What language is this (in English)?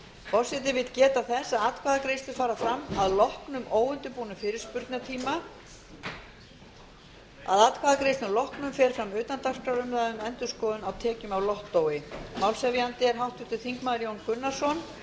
Icelandic